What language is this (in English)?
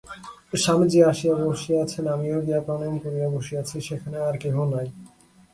Bangla